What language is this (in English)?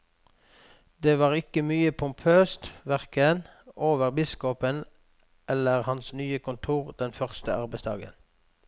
Norwegian